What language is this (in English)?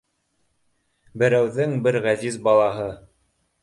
Bashkir